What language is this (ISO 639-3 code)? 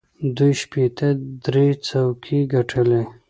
pus